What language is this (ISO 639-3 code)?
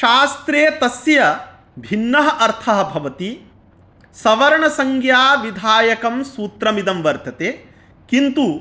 san